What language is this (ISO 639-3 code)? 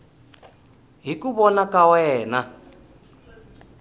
tso